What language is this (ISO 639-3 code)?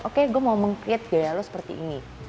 ind